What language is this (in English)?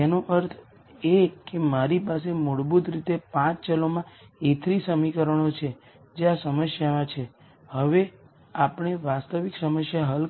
Gujarati